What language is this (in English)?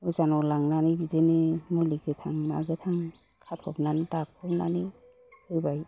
Bodo